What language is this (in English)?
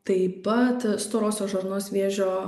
Lithuanian